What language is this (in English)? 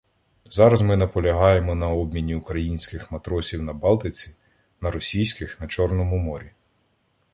Ukrainian